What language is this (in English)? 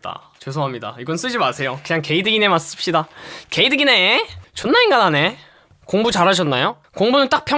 Korean